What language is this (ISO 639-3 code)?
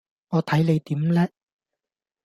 yue